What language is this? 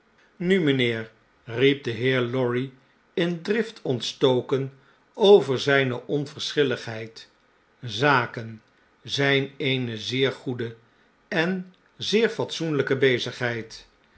Dutch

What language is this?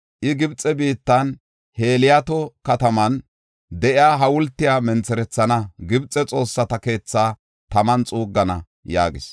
Gofa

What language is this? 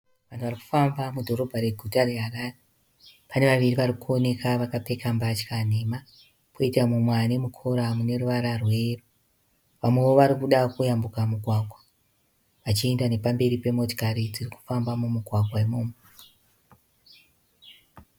Shona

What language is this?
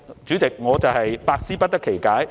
Cantonese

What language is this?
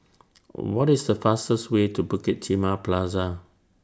English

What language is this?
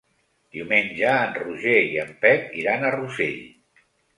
Catalan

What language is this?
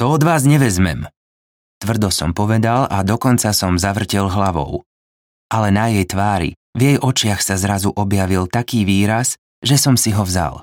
Slovak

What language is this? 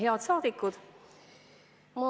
Estonian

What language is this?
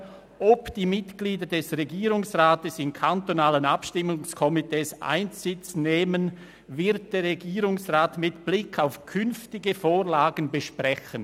Swiss German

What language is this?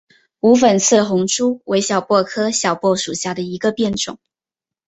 Chinese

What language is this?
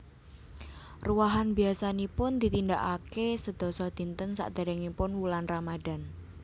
Javanese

